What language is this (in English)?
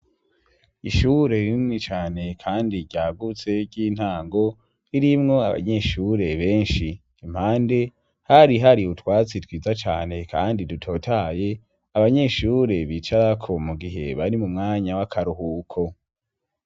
Rundi